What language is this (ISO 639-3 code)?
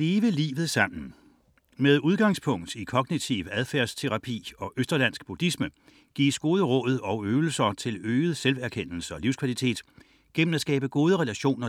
dan